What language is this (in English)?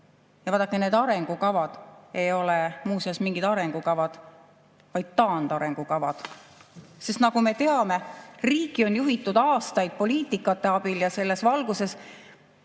Estonian